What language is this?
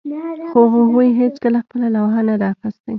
Pashto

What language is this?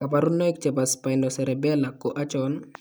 Kalenjin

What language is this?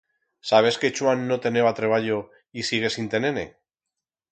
Aragonese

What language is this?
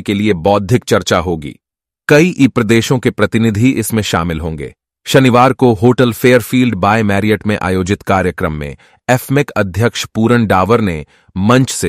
Hindi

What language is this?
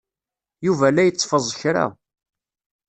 Kabyle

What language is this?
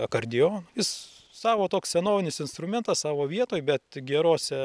Lithuanian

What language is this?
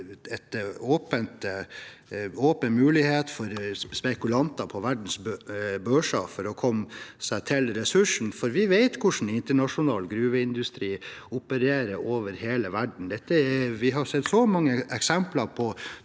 Norwegian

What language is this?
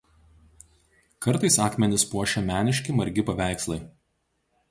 Lithuanian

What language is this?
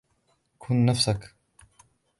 Arabic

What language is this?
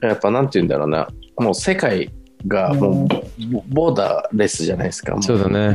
Japanese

